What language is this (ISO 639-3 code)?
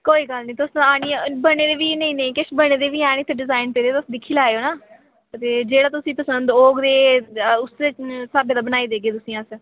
doi